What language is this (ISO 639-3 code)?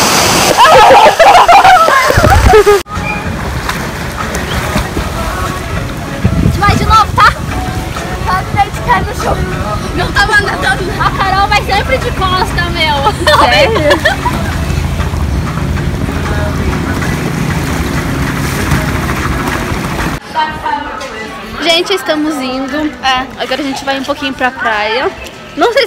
por